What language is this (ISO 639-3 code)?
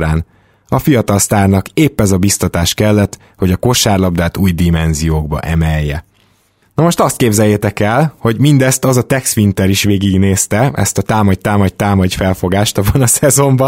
hun